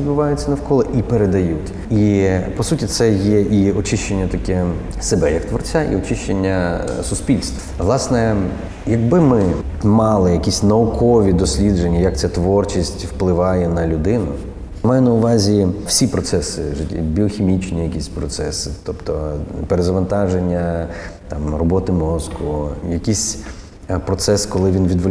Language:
Ukrainian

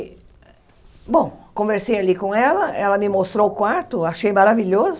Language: Portuguese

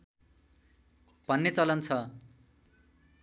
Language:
Nepali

